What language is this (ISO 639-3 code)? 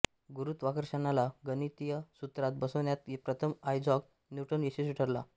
mar